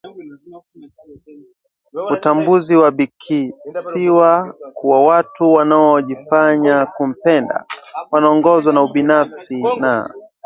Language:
Swahili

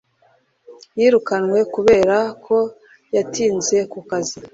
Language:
Kinyarwanda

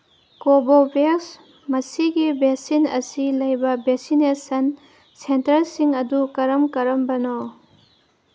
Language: Manipuri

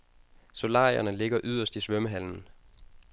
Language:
Danish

